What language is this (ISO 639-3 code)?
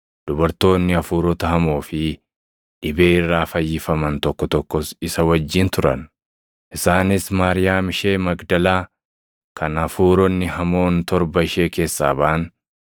orm